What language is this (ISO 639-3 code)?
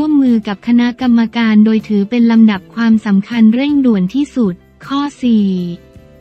tha